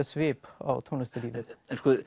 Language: Icelandic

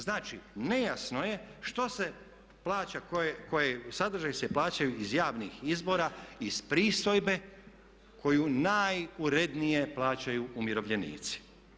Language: Croatian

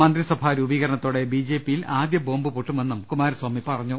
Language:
Malayalam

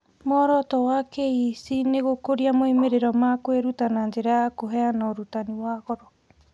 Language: Kikuyu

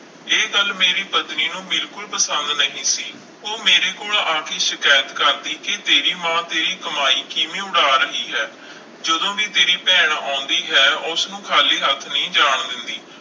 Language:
Punjabi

